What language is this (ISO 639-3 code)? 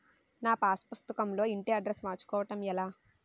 tel